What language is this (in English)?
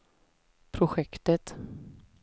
Swedish